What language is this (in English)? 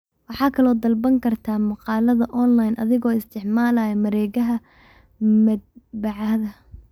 Somali